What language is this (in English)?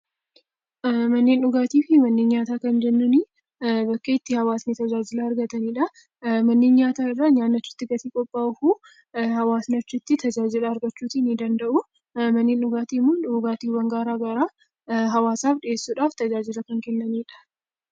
Oromo